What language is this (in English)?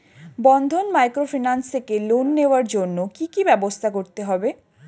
Bangla